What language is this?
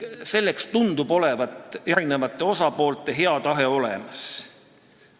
Estonian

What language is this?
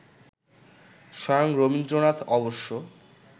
Bangla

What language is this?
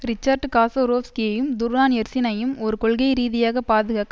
Tamil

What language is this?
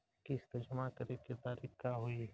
Bhojpuri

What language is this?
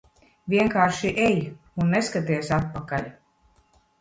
Latvian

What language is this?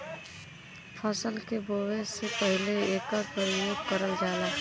Bhojpuri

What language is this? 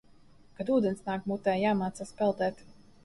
Latvian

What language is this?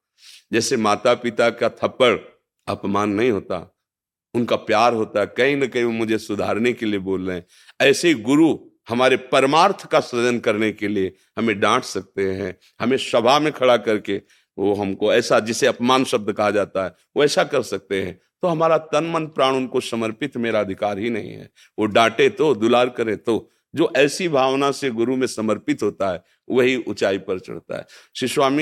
Hindi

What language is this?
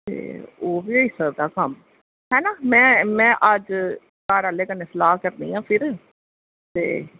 Dogri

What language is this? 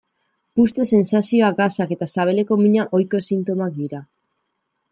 Basque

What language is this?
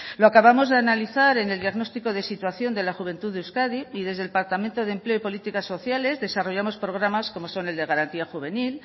Spanish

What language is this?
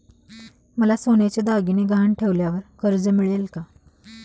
Marathi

